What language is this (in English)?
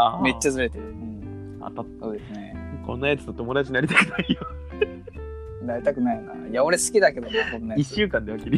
Japanese